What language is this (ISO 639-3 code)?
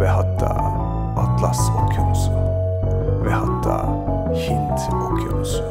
tur